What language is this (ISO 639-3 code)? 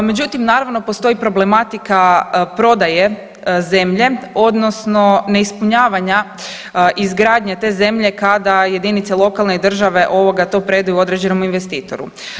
hrv